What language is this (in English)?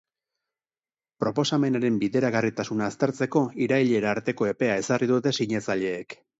Basque